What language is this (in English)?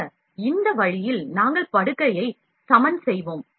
Tamil